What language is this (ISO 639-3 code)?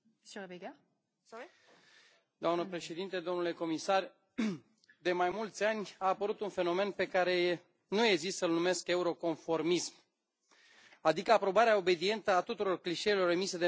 ron